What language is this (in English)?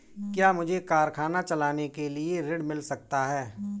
Hindi